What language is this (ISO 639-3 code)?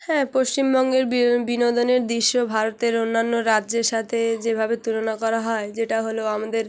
ben